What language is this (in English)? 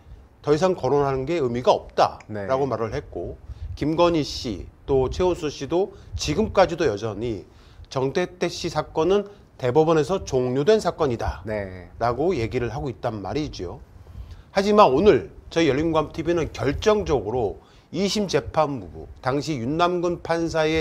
Korean